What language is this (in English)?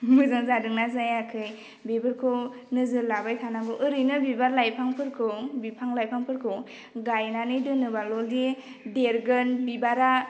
Bodo